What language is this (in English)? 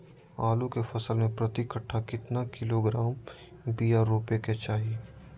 Magahi